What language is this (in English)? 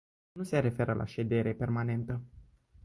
Romanian